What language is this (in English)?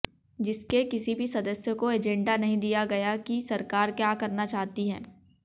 Hindi